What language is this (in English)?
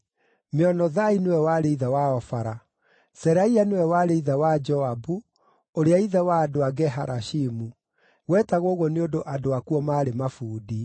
Kikuyu